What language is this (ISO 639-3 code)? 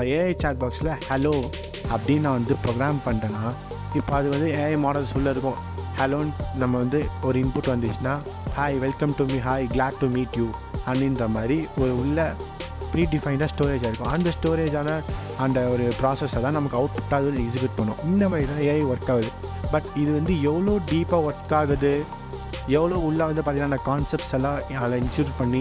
tam